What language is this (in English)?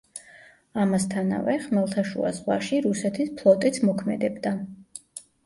Georgian